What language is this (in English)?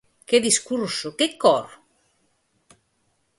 Galician